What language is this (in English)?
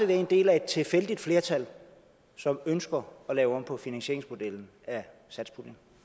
Danish